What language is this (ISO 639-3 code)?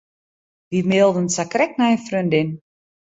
fry